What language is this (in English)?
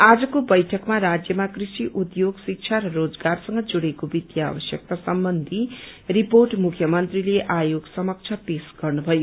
Nepali